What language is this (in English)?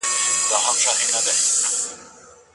Pashto